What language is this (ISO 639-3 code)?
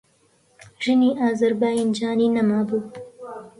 ckb